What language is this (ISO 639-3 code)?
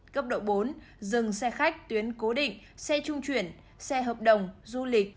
vie